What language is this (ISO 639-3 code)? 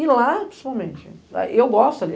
por